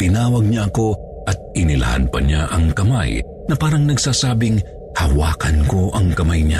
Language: Filipino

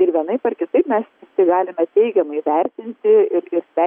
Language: Lithuanian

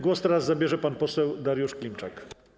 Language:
Polish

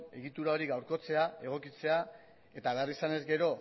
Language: Basque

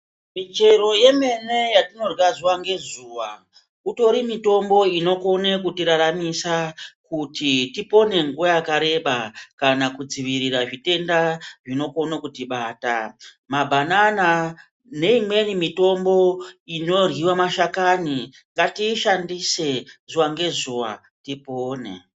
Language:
Ndau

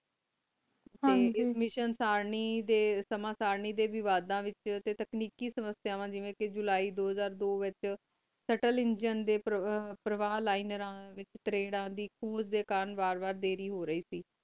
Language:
Punjabi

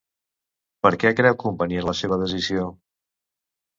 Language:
Catalan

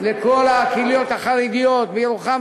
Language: Hebrew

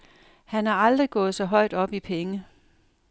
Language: Danish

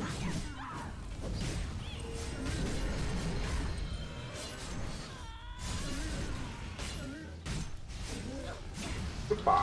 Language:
Spanish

